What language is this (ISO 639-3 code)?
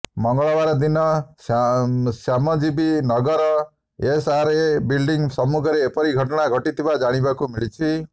ori